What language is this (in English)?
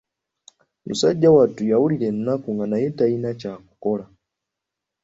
Ganda